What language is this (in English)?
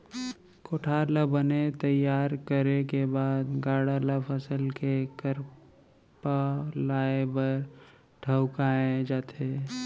Chhattisgarhi